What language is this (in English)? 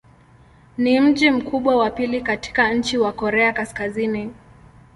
Swahili